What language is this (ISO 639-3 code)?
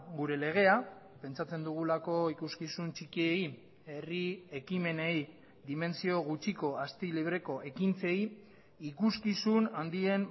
eus